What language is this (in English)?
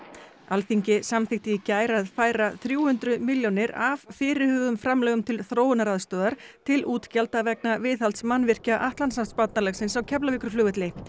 Icelandic